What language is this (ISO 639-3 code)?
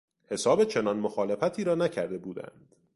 fas